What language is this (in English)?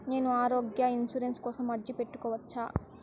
Telugu